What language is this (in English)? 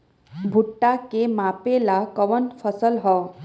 Bhojpuri